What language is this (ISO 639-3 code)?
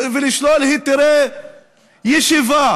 heb